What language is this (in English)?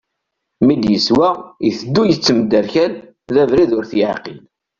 Kabyle